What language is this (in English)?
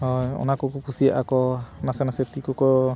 Santali